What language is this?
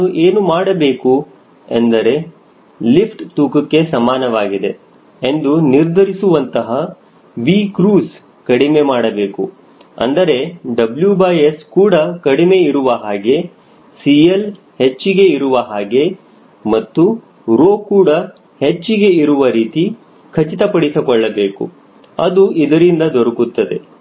Kannada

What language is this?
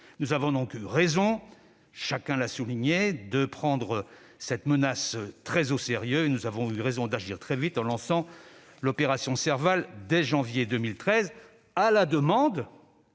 French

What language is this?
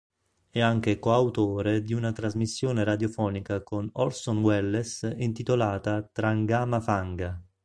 Italian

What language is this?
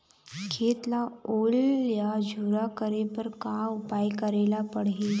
Chhattisgarhi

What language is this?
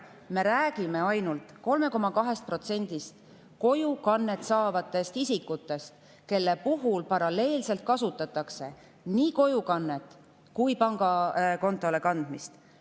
Estonian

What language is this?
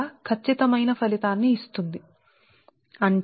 Telugu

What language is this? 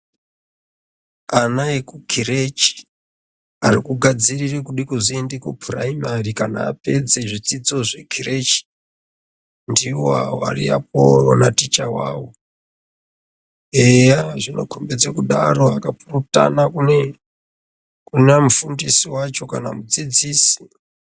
Ndau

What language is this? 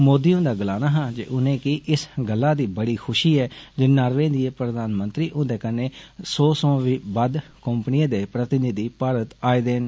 Dogri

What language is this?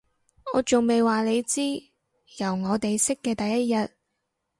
Cantonese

